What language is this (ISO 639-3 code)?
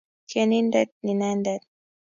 kln